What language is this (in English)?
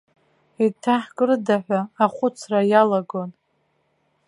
Abkhazian